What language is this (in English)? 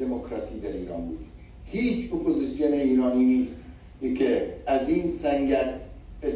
Persian